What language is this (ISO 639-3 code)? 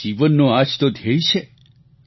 guj